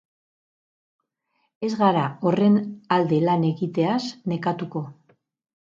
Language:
Basque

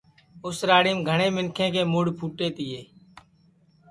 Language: Sansi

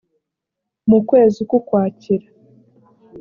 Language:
Kinyarwanda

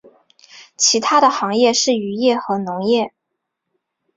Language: Chinese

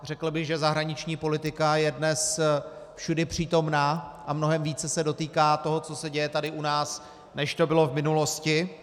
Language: Czech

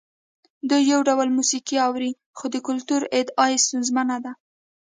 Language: Pashto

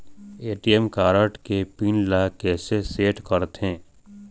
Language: Chhattisgarhi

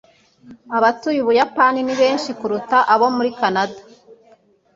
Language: Kinyarwanda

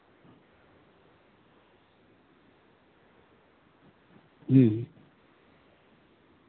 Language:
Santali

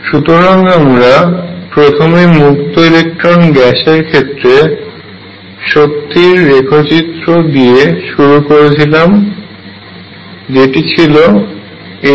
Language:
Bangla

